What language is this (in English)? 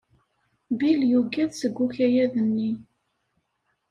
Kabyle